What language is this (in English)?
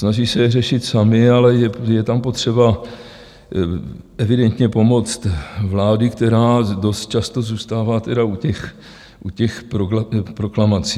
Czech